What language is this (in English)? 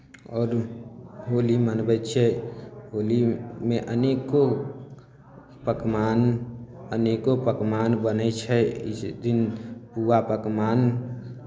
Maithili